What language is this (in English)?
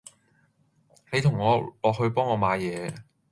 Cantonese